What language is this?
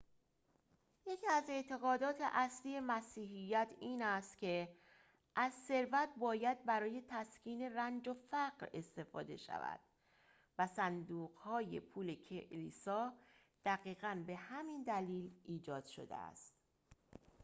Persian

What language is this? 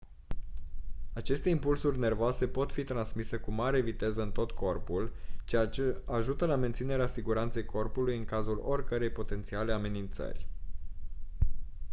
Romanian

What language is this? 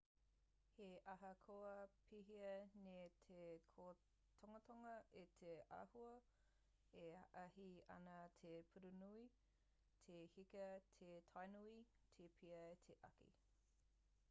Māori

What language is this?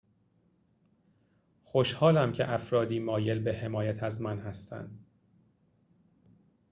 Persian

